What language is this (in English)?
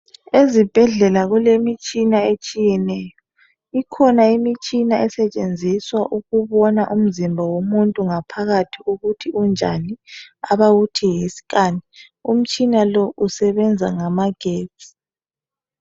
North Ndebele